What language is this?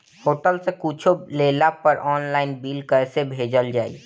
Bhojpuri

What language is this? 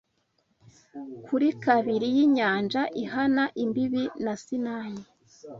Kinyarwanda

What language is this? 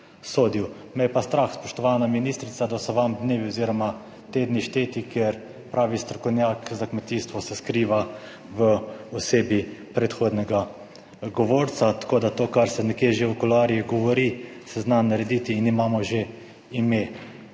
Slovenian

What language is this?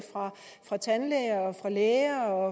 Danish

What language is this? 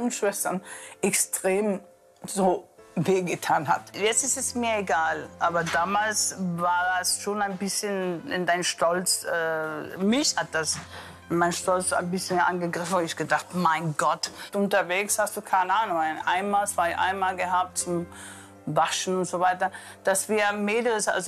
German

